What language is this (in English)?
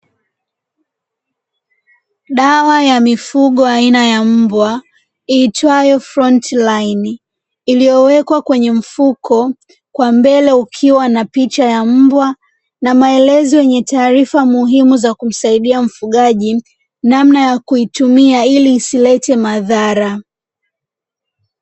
Swahili